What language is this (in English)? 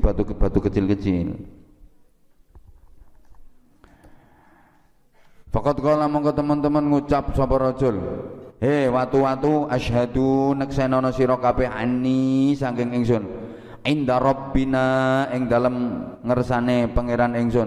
Indonesian